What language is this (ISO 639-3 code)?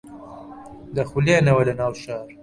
ckb